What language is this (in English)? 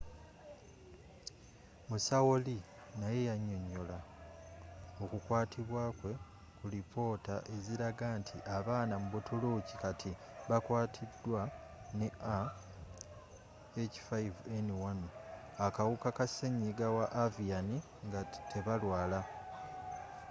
Ganda